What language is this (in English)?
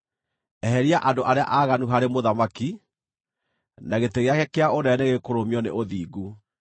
Kikuyu